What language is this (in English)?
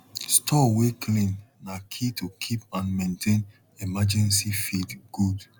Nigerian Pidgin